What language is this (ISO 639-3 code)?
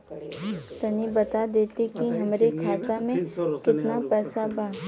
bho